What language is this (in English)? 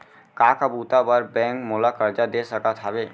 Chhattisgarhi